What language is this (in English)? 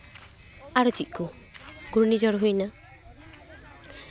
Santali